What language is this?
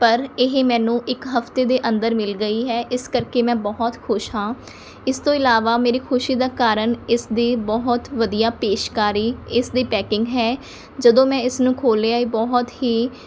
Punjabi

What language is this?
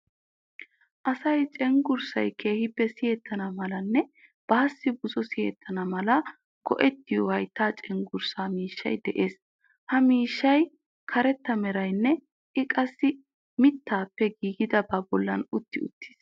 Wolaytta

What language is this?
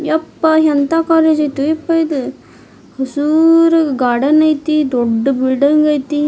Kannada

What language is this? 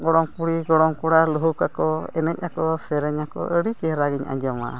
Santali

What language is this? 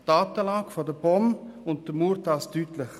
Swiss German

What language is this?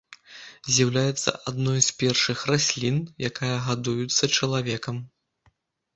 Belarusian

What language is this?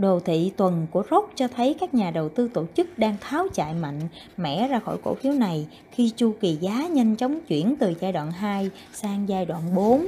Vietnamese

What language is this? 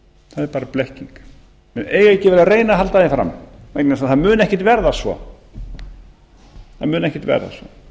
Icelandic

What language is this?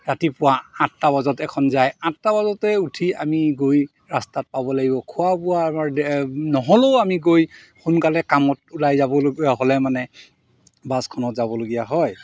Assamese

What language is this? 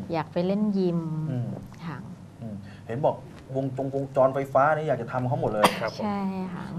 Thai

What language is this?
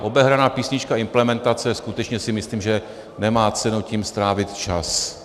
Czech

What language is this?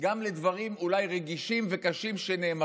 Hebrew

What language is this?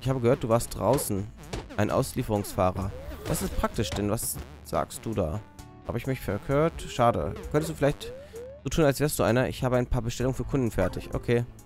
German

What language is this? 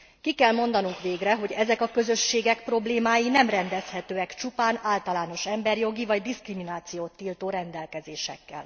Hungarian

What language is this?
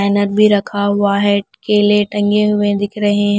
Hindi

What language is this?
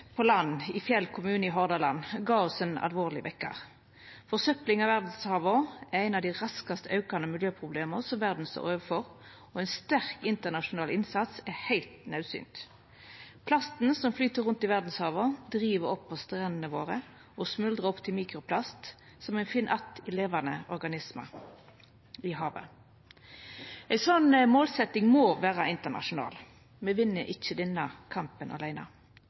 Norwegian Nynorsk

